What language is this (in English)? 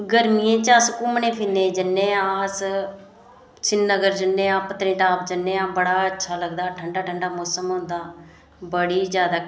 Dogri